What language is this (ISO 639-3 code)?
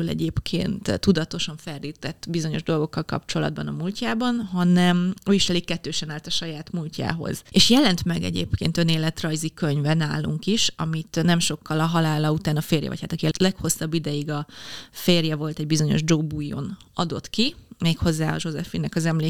hun